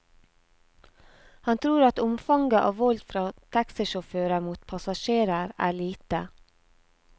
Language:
Norwegian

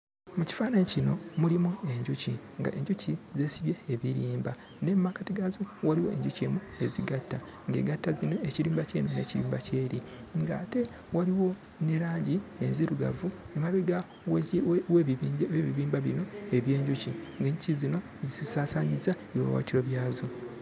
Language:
Ganda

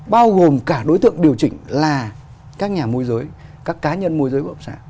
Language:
Vietnamese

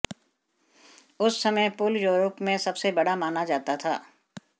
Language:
Hindi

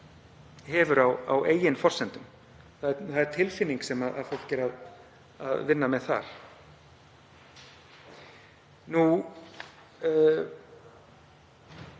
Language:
Icelandic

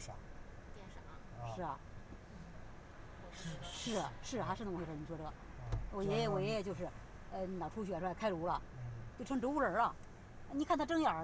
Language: Chinese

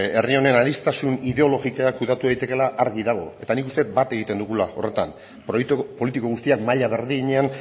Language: Basque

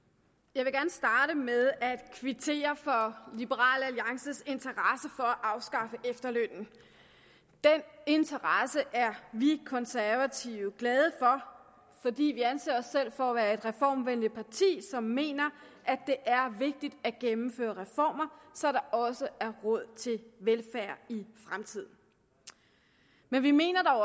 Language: Danish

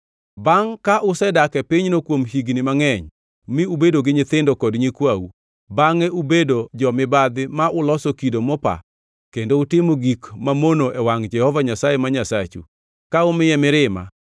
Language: Luo (Kenya and Tanzania)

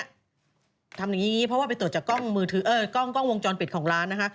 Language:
Thai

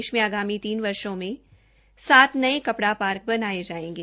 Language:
Hindi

